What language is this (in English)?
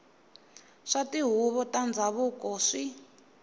Tsonga